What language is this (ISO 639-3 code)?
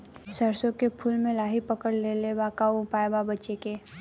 bho